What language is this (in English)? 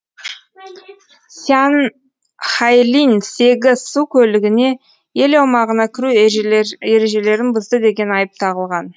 Kazakh